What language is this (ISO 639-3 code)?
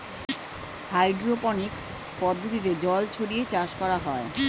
ben